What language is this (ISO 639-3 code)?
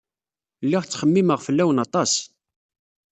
kab